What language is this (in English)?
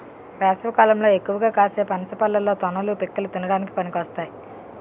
Telugu